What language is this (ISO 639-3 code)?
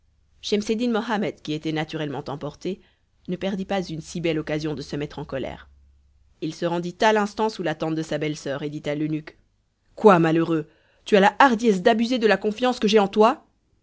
fra